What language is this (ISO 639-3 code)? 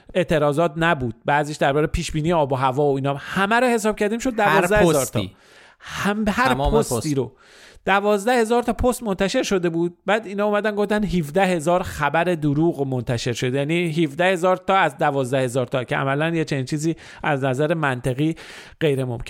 fas